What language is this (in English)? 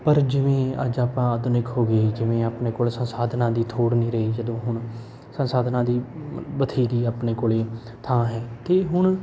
Punjabi